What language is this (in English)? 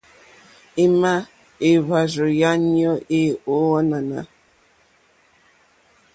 Mokpwe